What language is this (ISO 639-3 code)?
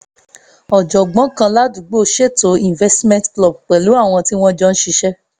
yor